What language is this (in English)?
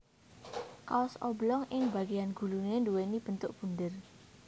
Javanese